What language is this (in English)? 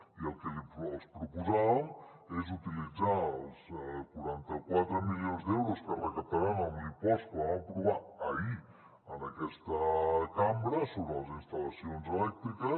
Catalan